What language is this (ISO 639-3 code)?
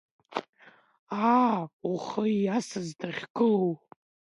abk